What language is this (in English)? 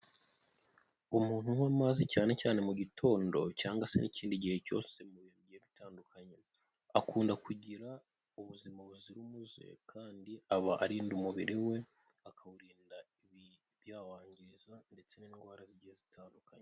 Kinyarwanda